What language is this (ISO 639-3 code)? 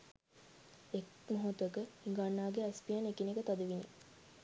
sin